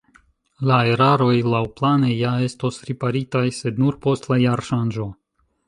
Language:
Esperanto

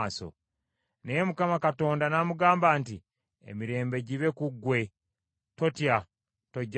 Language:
Ganda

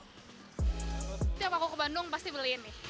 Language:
Indonesian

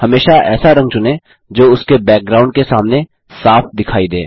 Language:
Hindi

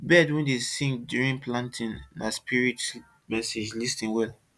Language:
Nigerian Pidgin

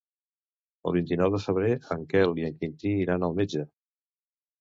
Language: Catalan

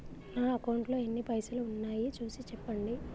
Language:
Telugu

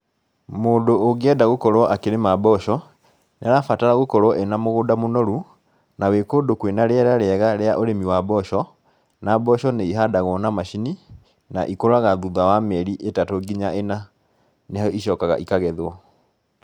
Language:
Kikuyu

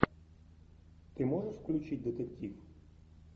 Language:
Russian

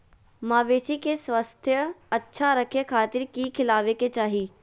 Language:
Magahi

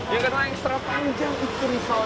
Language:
Indonesian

